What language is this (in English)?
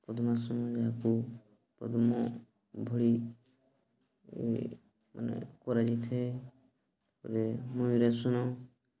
Odia